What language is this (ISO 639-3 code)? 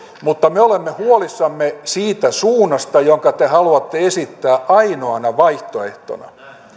fin